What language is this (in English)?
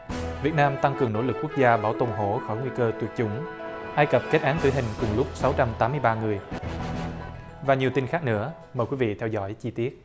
Vietnamese